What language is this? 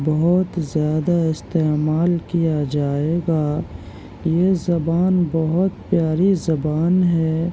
Urdu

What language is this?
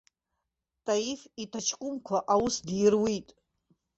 Abkhazian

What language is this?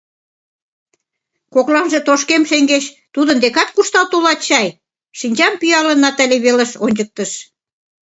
Mari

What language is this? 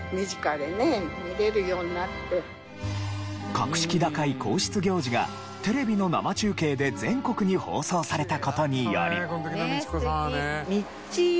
Japanese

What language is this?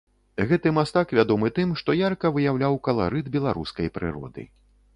Belarusian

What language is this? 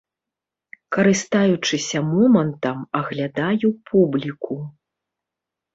Belarusian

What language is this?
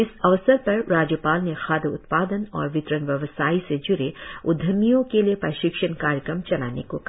Hindi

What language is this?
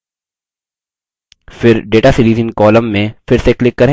Hindi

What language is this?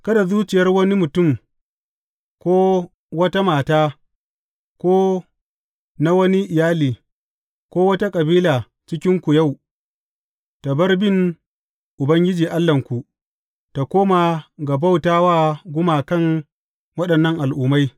Hausa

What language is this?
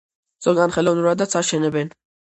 Georgian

